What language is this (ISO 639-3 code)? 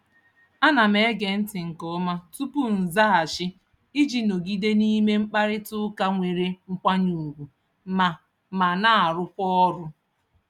ibo